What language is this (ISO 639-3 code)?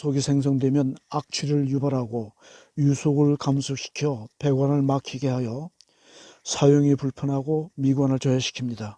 kor